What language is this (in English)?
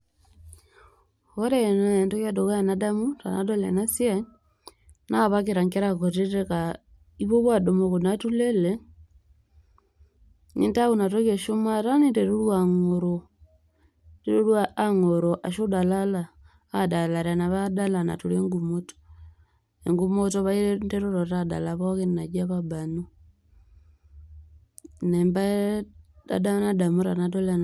Masai